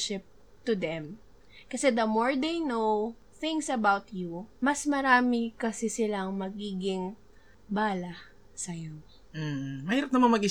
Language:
Filipino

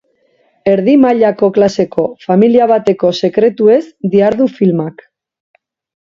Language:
Basque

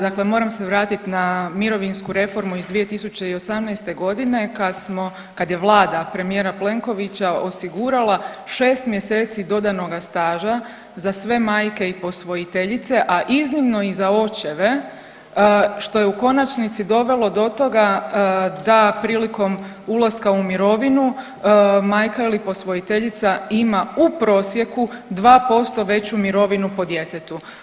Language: Croatian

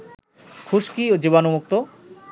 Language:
Bangla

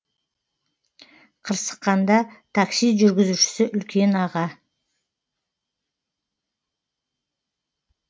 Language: Kazakh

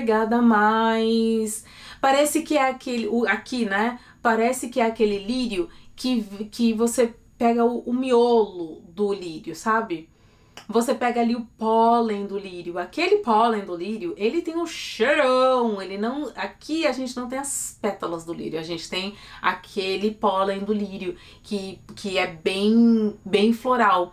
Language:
Portuguese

